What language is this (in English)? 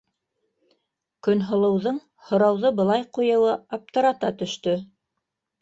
Bashkir